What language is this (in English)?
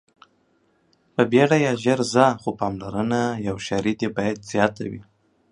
Pashto